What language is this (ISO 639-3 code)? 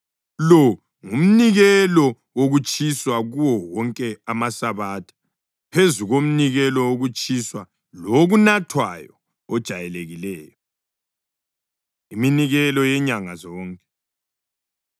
nde